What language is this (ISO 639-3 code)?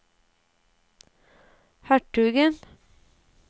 nor